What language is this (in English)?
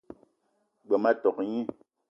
Eton (Cameroon)